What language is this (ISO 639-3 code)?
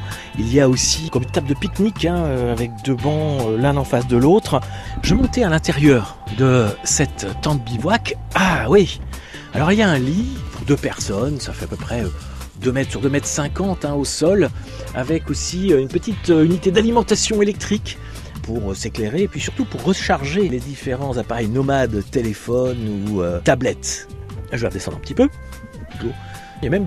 fra